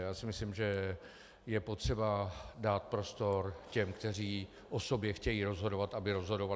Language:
Czech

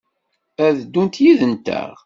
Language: Kabyle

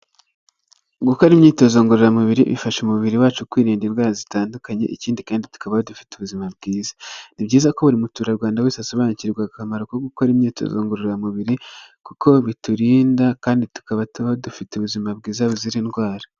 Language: Kinyarwanda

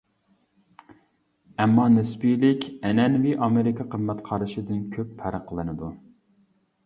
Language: Uyghur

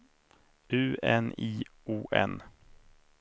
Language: Swedish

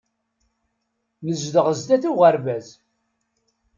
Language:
Kabyle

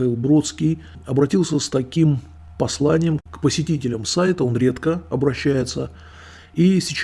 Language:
Russian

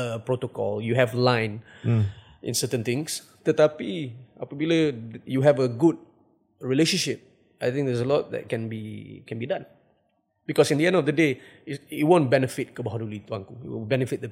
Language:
Malay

